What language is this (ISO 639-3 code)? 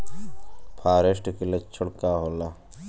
bho